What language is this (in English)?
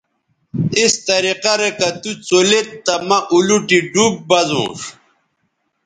Bateri